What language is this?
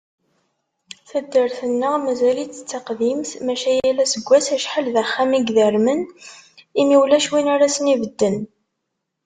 Kabyle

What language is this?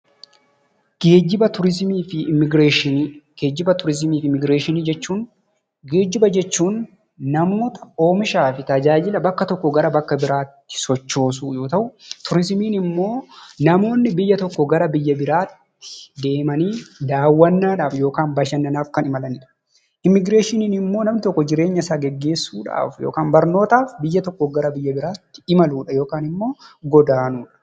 Oromo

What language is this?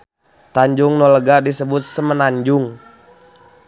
Sundanese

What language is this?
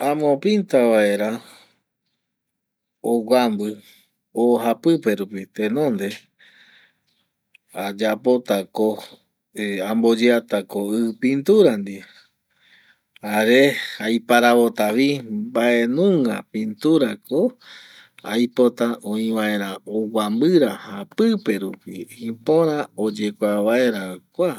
Eastern Bolivian Guaraní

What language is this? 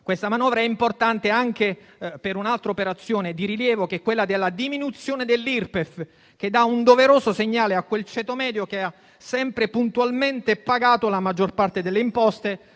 Italian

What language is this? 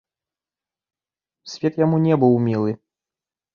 Belarusian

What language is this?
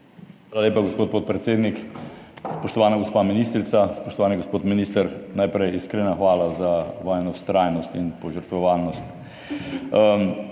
Slovenian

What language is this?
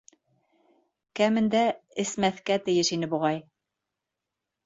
Bashkir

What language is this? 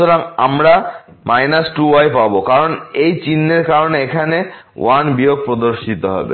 Bangla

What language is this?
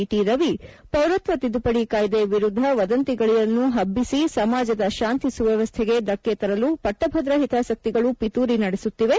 Kannada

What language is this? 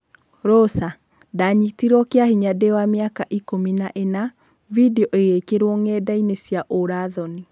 Kikuyu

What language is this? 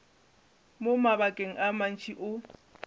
Northern Sotho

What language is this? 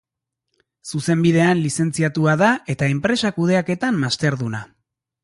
Basque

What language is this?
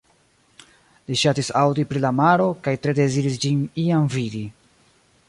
Esperanto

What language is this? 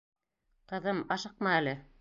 Bashkir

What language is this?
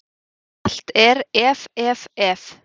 Icelandic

